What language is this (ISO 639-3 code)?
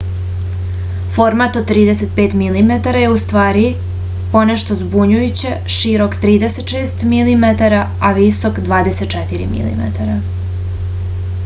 srp